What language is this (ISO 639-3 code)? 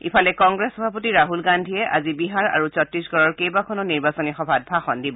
asm